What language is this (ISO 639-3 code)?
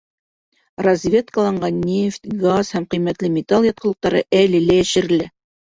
bak